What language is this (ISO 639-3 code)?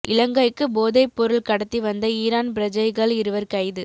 tam